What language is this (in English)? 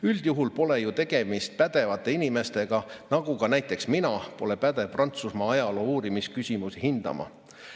Estonian